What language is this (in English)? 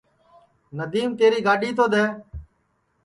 Sansi